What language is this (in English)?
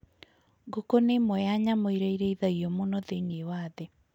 Kikuyu